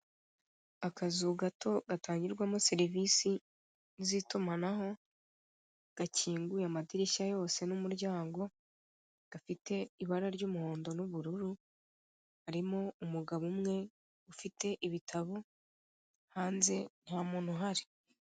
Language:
Kinyarwanda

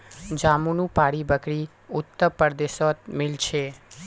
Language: Magahi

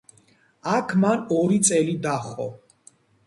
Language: Georgian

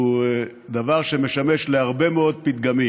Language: Hebrew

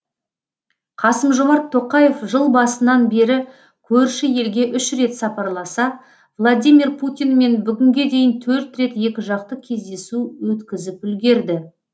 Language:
Kazakh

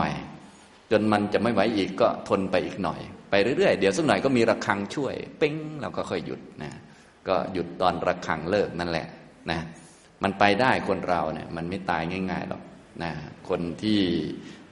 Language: Thai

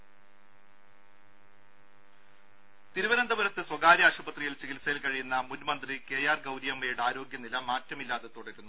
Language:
Malayalam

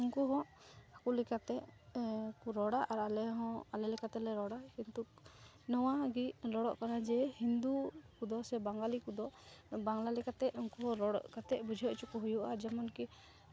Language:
Santali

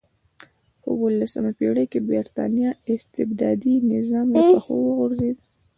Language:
Pashto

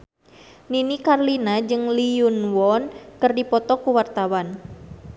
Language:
Sundanese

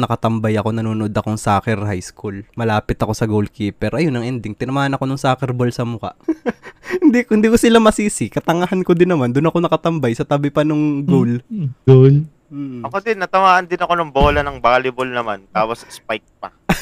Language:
Filipino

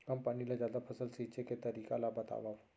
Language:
Chhattisgarhi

